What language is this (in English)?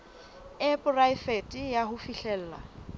Southern Sotho